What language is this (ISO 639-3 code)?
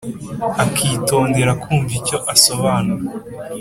kin